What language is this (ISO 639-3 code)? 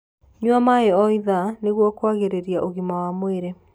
kik